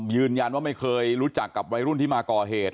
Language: Thai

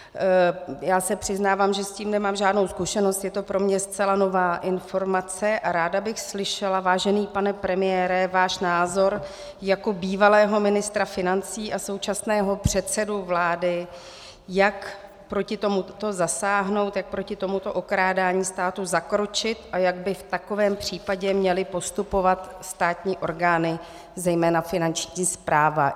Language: Czech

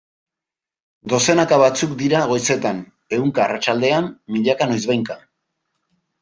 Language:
Basque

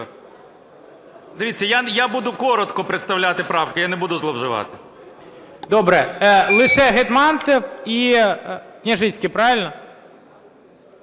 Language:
Ukrainian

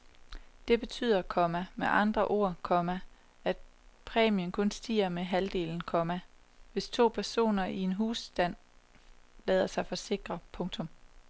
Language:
Danish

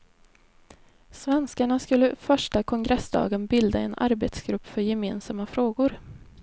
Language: Swedish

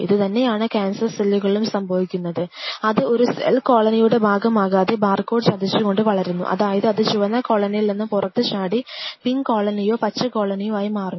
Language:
Malayalam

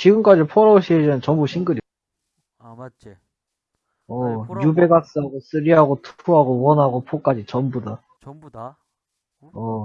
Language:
Korean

